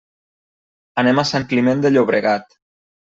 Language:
Catalan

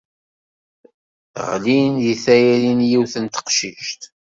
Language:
Kabyle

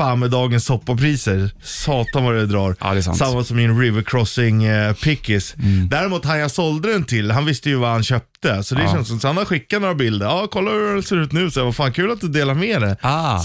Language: Swedish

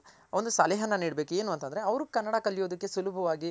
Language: Kannada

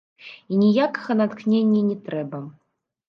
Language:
Belarusian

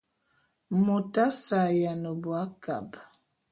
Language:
Bulu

